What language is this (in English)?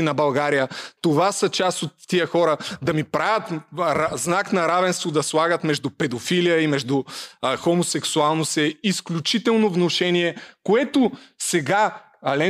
Bulgarian